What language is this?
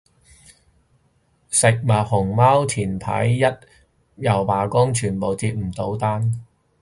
Cantonese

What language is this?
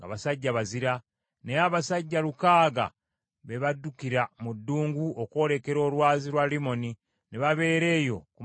Ganda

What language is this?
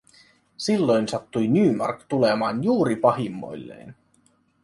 Finnish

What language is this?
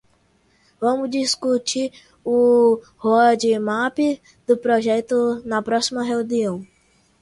Portuguese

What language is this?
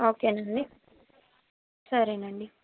Telugu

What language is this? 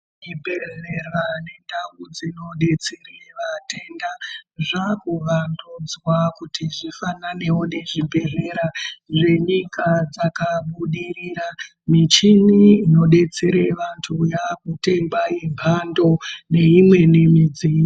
Ndau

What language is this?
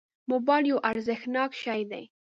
Pashto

